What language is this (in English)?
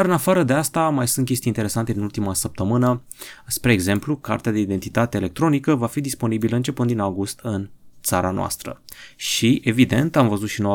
Romanian